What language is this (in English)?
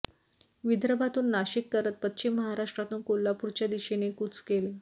Marathi